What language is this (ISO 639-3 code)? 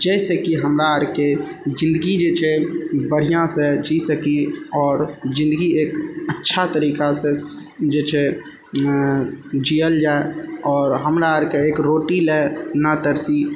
mai